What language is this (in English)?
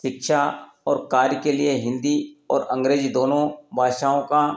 Hindi